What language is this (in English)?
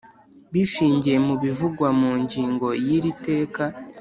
Kinyarwanda